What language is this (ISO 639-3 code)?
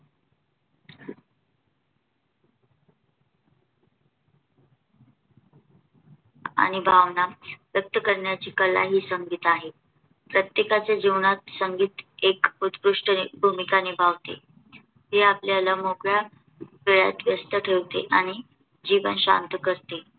mar